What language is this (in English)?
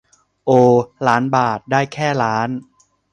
Thai